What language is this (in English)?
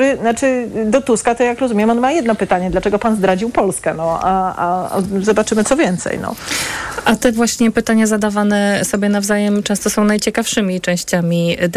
Polish